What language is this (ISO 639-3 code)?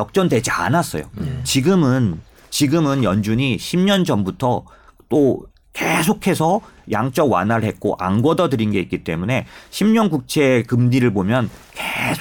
kor